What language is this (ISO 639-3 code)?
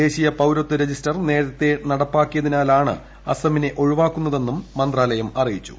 mal